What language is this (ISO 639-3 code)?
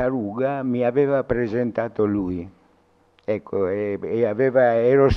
ita